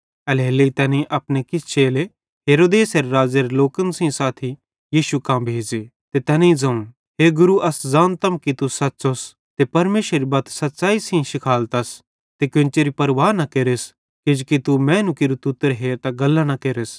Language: Bhadrawahi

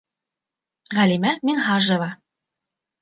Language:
Bashkir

